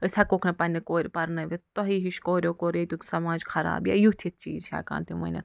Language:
Kashmiri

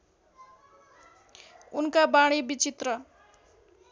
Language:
Nepali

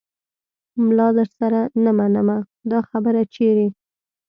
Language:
Pashto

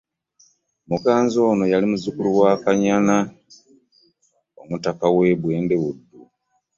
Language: Ganda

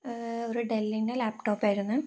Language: Malayalam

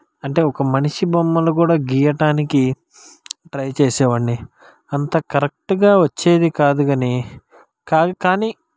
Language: Telugu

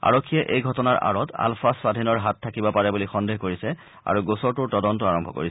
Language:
Assamese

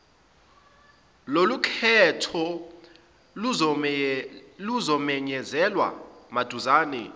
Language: Zulu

